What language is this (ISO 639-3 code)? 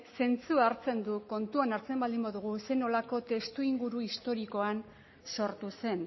eus